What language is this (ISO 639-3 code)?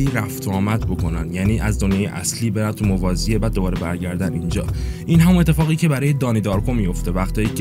fas